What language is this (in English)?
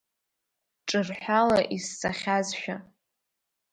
Abkhazian